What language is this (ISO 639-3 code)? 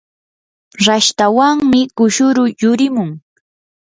qur